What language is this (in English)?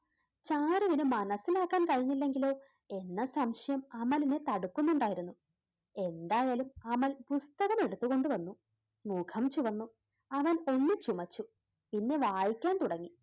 Malayalam